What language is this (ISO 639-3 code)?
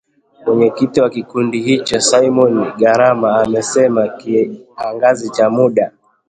swa